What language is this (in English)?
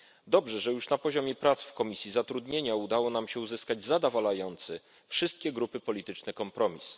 Polish